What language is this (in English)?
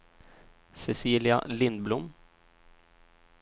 Swedish